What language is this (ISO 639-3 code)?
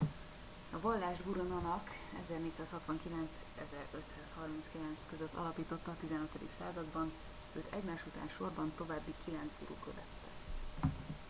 hun